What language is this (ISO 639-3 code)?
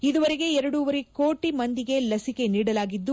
kan